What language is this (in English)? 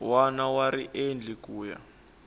Tsonga